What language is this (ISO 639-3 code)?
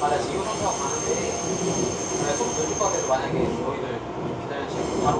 kor